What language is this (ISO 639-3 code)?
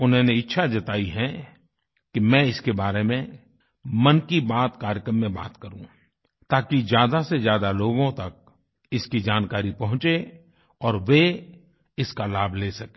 hin